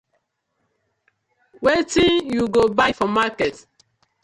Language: Nigerian Pidgin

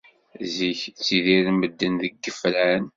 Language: Kabyle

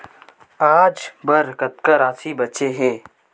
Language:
Chhattisgarhi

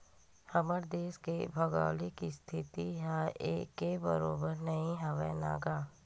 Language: Chhattisgarhi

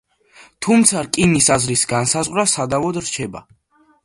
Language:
Georgian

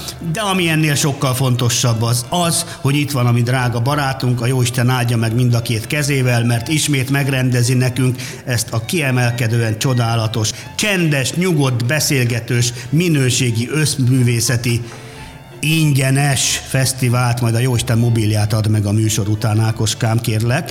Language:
Hungarian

